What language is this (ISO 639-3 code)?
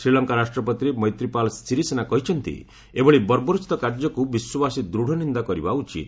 ori